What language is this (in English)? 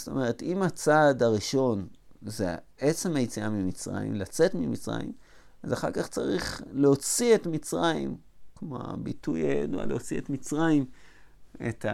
Hebrew